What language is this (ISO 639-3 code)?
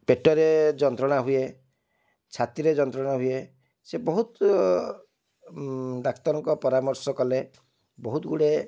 ori